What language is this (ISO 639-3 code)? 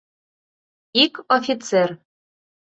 chm